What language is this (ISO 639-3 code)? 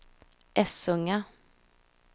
swe